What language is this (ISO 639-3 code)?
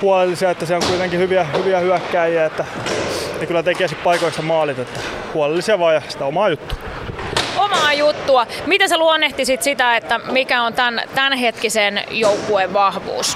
fin